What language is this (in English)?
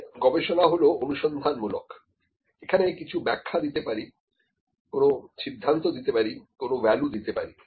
Bangla